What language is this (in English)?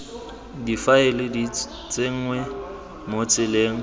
Tswana